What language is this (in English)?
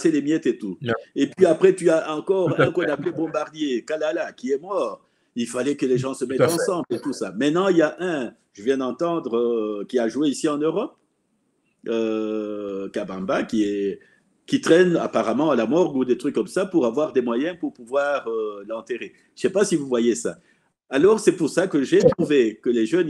French